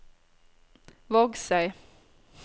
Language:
Norwegian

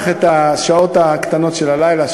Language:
Hebrew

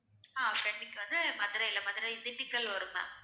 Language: Tamil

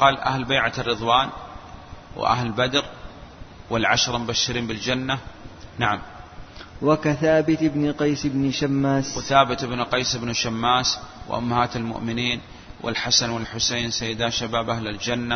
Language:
Arabic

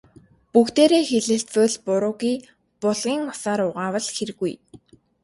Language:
Mongolian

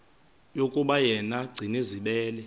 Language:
Xhosa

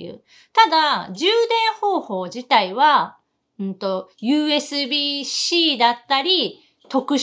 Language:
Japanese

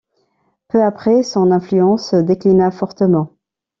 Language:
French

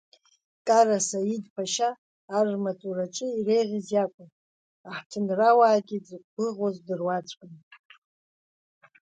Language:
Abkhazian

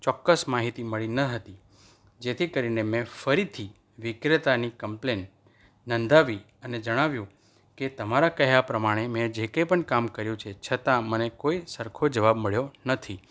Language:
Gujarati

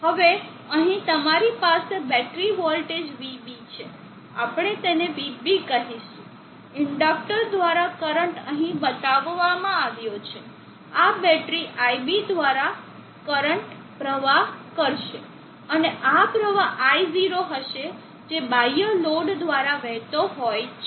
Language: Gujarati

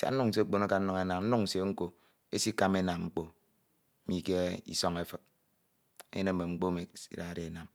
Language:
Ito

